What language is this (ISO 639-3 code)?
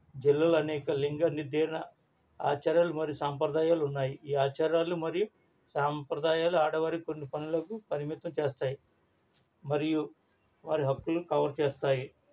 tel